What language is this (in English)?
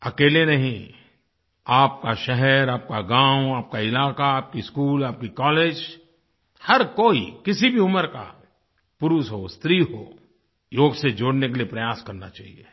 Hindi